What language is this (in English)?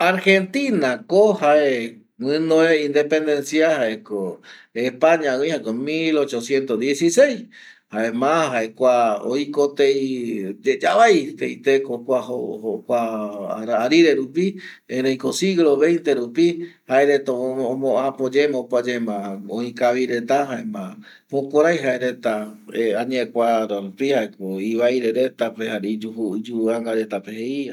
Eastern Bolivian Guaraní